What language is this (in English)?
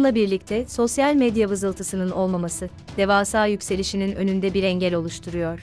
Turkish